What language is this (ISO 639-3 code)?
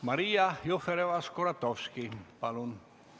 est